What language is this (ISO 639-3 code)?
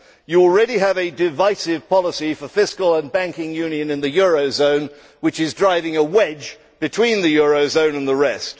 eng